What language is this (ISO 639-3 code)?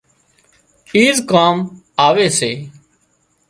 kxp